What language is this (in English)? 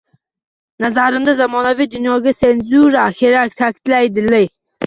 Uzbek